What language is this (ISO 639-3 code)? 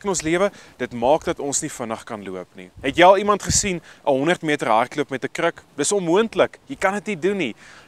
nld